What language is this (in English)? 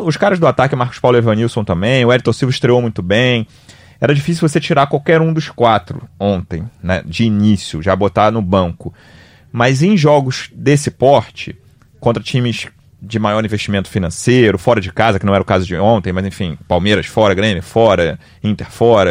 Portuguese